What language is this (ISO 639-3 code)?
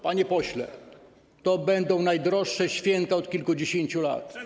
pol